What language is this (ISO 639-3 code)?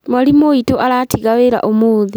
kik